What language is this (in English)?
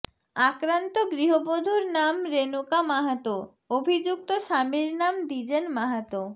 Bangla